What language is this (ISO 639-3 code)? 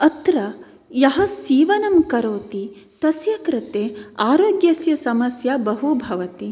san